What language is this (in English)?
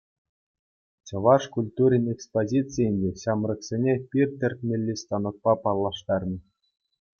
Chuvash